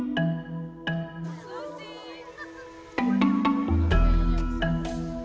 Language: Indonesian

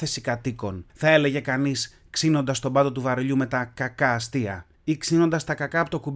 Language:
Greek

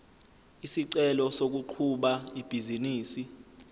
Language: Zulu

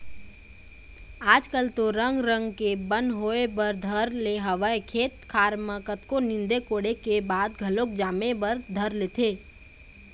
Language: Chhattisgarhi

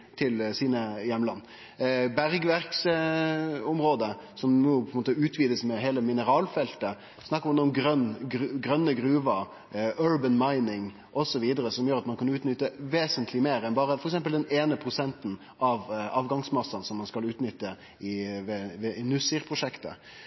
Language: Norwegian Nynorsk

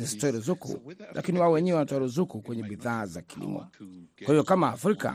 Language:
Swahili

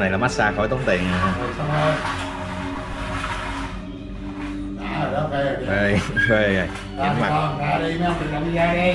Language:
Vietnamese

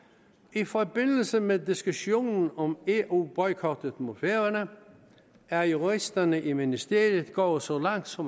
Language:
Danish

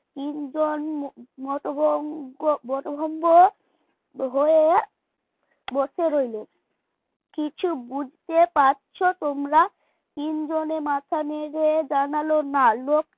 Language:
Bangla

